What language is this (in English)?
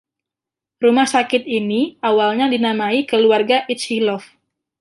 Indonesian